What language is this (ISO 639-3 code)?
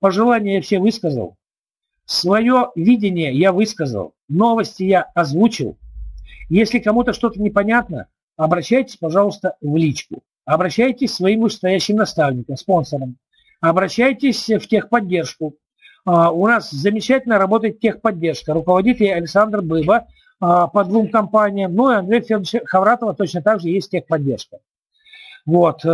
rus